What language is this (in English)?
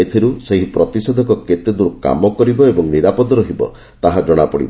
Odia